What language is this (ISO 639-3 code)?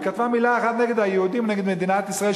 heb